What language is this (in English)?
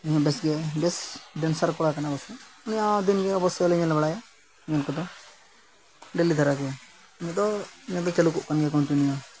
Santali